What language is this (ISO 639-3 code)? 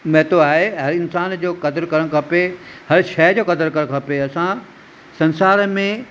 snd